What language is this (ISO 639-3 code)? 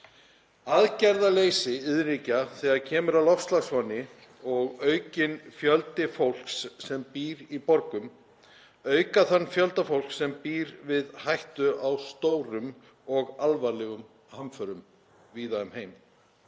isl